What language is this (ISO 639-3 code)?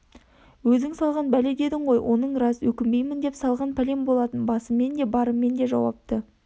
kaz